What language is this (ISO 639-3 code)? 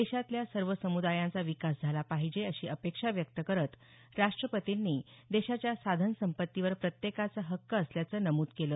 mar